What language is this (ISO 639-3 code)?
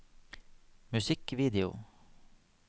nor